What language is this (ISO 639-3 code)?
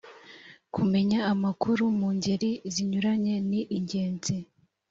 kin